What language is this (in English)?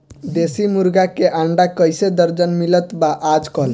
Bhojpuri